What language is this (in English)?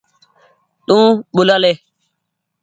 Goaria